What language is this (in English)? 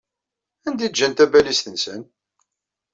Kabyle